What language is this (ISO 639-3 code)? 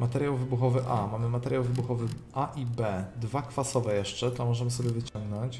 pol